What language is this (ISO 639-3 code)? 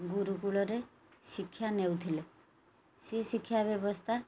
ori